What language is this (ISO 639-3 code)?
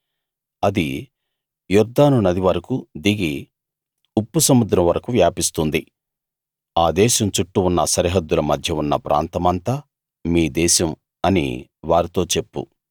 tel